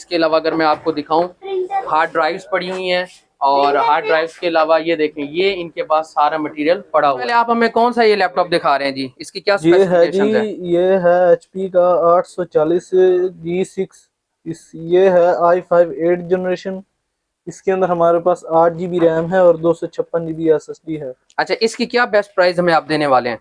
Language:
Urdu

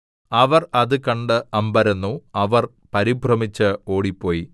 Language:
Malayalam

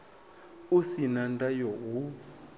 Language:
Venda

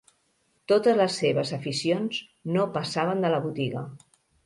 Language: Catalan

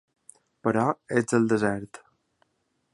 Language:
Catalan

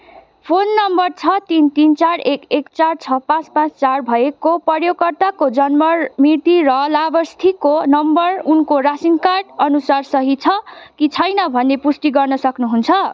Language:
Nepali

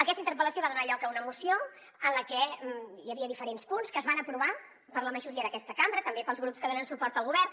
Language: Catalan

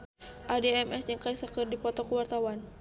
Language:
Sundanese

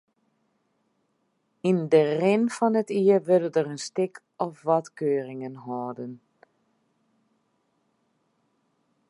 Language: Western Frisian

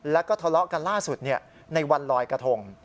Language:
Thai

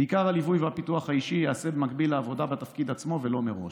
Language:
Hebrew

